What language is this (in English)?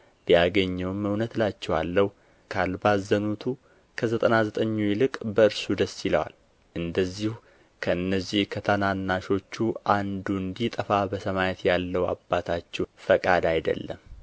Amharic